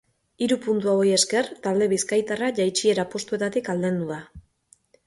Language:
Basque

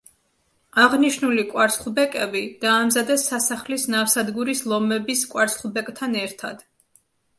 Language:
Georgian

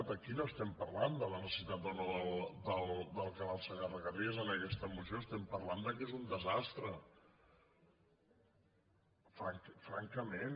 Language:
Catalan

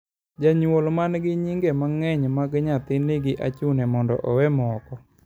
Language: Luo (Kenya and Tanzania)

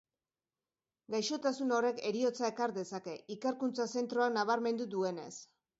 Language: Basque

